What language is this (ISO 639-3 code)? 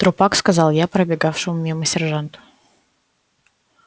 rus